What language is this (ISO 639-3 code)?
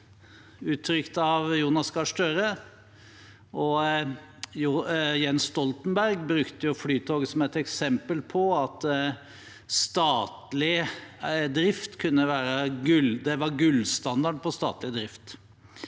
nor